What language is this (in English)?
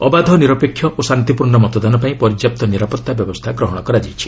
Odia